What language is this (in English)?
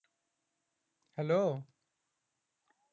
Bangla